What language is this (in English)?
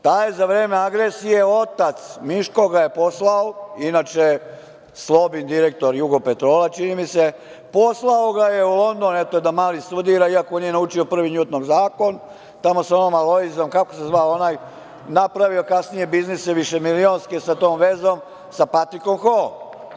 Serbian